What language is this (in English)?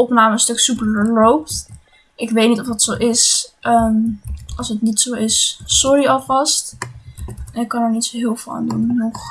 Dutch